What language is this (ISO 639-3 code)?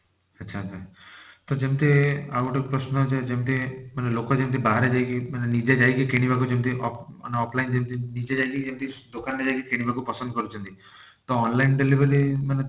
ori